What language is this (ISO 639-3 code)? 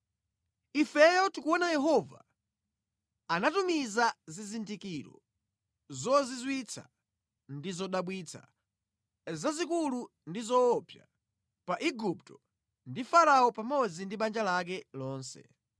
nya